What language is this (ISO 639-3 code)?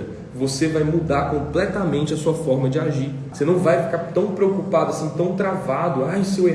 por